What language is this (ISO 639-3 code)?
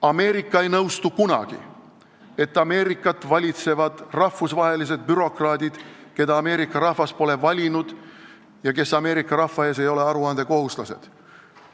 est